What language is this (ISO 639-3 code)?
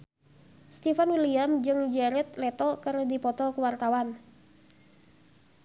sun